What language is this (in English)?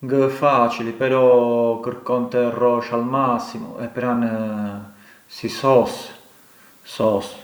Arbëreshë Albanian